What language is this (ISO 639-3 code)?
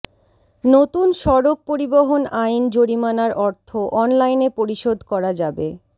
ben